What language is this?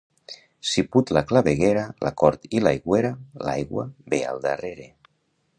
Catalan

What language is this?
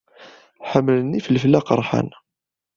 Kabyle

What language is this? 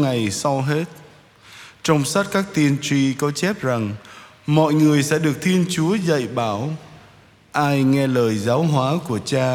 Vietnamese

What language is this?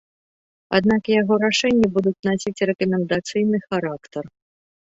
Belarusian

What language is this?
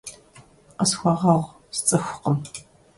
Kabardian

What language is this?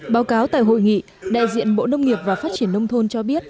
Vietnamese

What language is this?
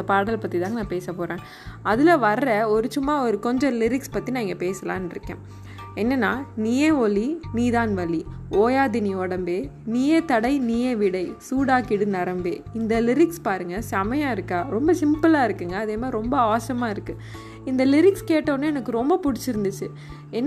Tamil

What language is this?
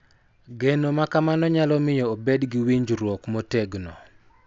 Luo (Kenya and Tanzania)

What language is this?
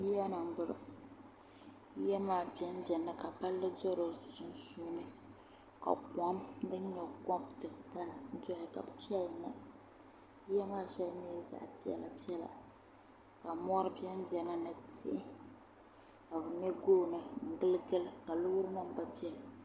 Dagbani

